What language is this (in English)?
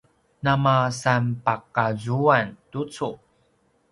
Paiwan